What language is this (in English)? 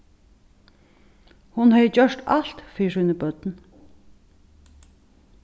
Faroese